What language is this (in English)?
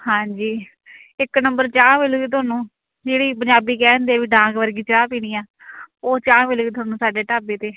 Punjabi